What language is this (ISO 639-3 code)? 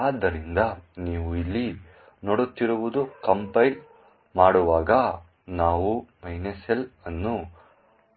kan